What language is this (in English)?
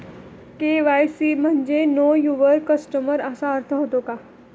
Marathi